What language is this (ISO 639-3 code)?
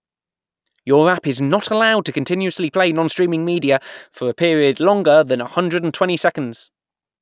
eng